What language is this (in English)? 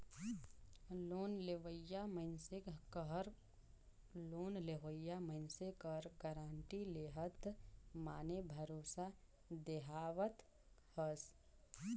Chhattisgarhi